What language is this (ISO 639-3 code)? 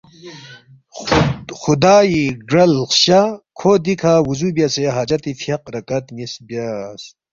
bft